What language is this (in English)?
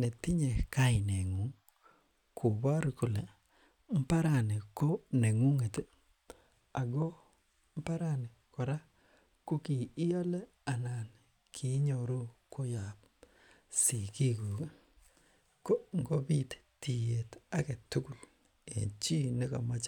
Kalenjin